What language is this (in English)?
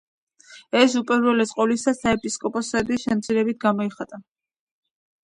Georgian